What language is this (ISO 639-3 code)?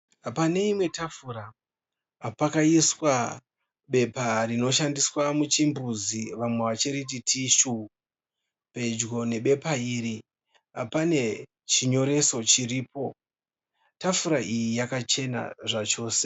sna